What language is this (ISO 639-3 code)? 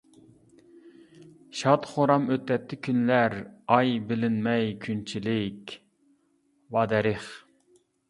uig